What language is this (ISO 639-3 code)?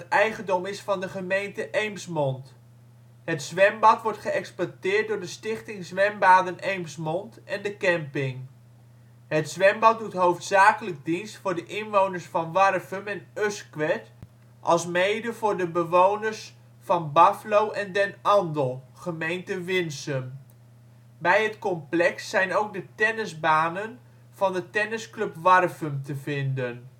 nld